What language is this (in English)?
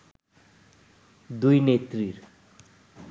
Bangla